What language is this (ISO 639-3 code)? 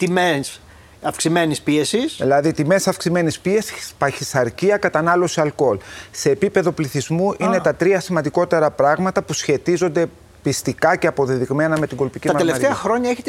ell